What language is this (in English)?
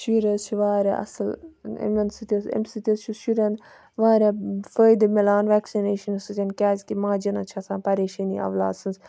Kashmiri